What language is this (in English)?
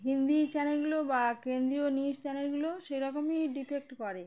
Bangla